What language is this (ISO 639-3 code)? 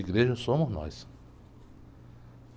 por